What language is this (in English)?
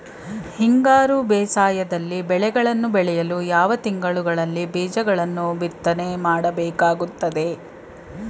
Kannada